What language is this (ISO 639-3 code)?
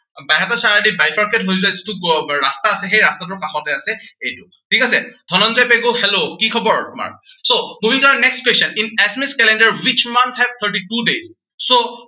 asm